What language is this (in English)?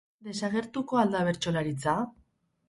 Basque